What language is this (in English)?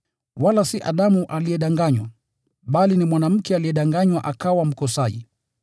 Swahili